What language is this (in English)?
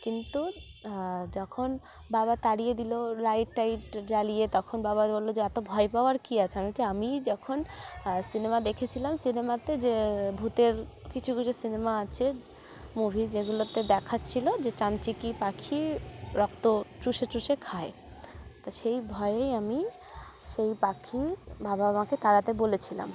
Bangla